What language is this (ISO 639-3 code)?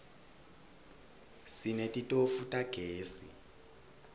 ssw